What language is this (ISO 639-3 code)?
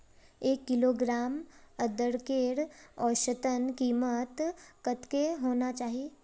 mag